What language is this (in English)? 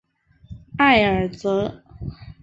Chinese